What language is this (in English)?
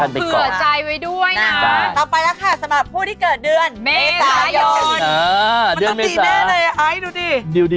Thai